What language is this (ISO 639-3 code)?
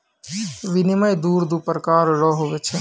mai